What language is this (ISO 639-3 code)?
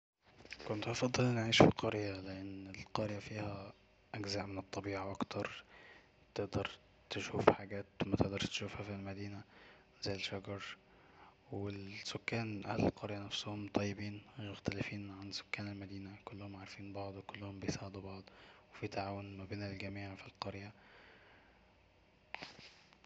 arz